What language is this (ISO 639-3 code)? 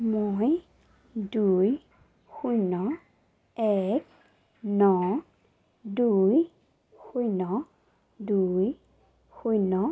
asm